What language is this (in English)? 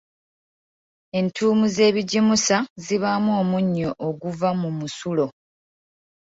Ganda